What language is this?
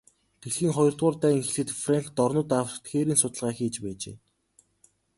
Mongolian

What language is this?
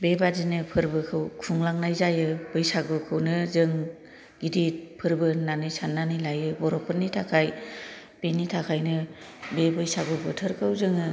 Bodo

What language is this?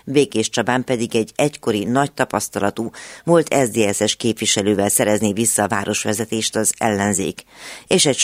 Hungarian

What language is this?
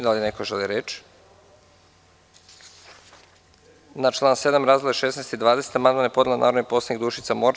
Serbian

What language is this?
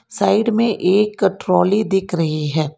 Hindi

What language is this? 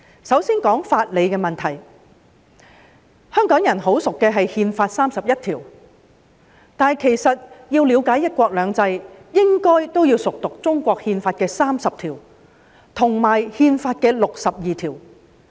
Cantonese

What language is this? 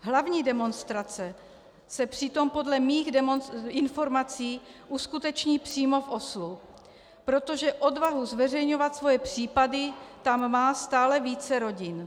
Czech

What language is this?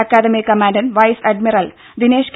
Malayalam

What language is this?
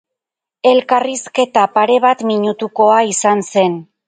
Basque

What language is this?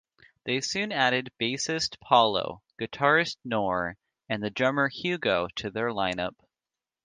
English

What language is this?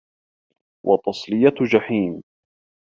Arabic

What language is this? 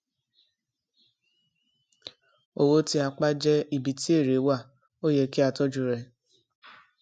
Yoruba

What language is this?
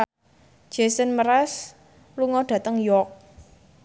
Javanese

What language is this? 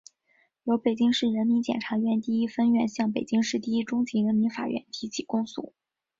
Chinese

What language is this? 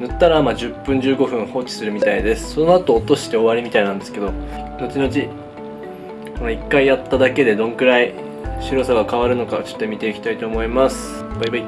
Japanese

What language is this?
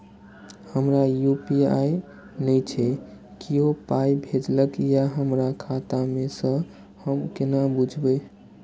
Maithili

